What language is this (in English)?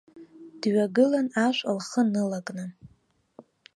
Abkhazian